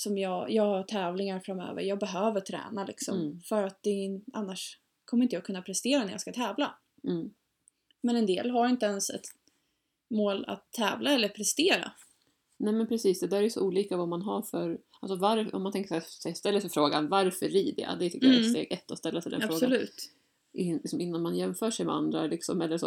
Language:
Swedish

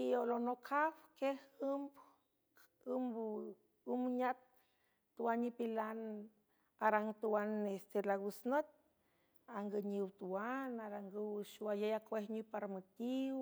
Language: San Francisco Del Mar Huave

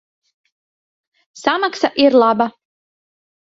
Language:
Latvian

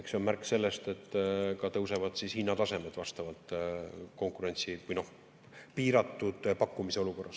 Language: Estonian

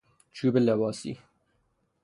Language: Persian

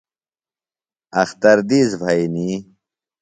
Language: Phalura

